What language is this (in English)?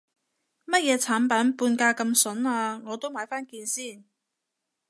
Cantonese